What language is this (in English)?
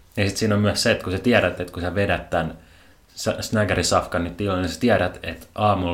Finnish